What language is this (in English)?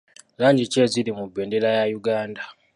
Ganda